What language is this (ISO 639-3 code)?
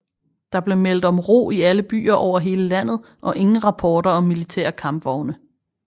dan